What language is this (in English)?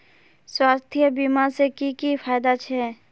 Magahi